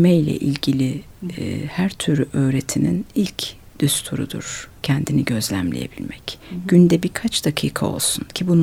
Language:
Turkish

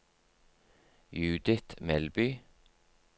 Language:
Norwegian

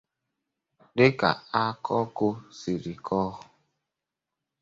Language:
Igbo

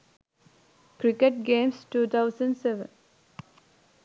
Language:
Sinhala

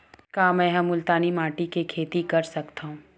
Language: Chhattisgarhi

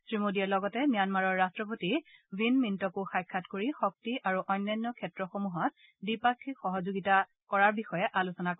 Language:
Assamese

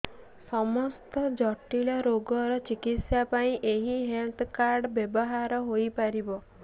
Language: Odia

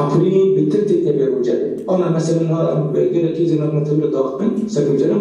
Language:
Arabic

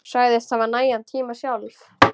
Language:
Icelandic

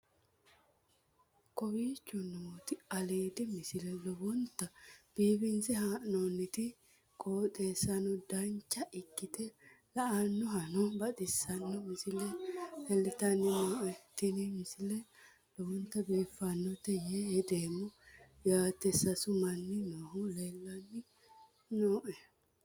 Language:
Sidamo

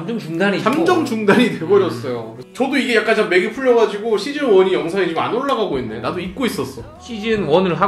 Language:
Korean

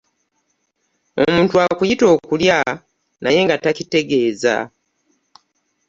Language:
Ganda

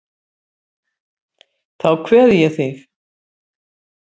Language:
Icelandic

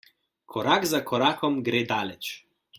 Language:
Slovenian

